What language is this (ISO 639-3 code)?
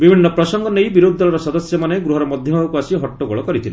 ori